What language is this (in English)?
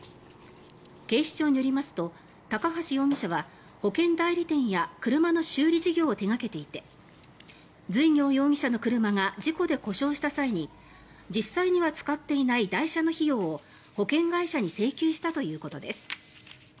Japanese